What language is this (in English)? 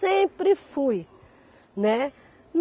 Portuguese